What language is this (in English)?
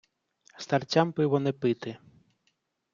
Ukrainian